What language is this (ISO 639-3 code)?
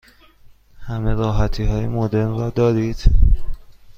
fas